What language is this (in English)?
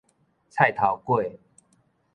Min Nan Chinese